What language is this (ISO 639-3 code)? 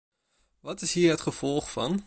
nld